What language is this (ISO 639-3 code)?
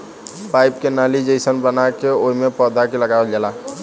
bho